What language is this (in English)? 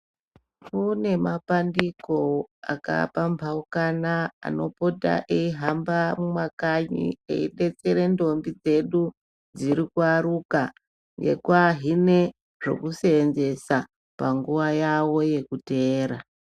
Ndau